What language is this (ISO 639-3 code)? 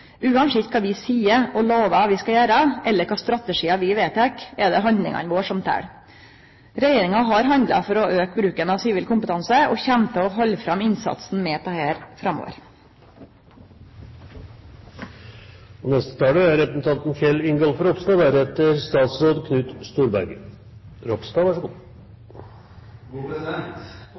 nno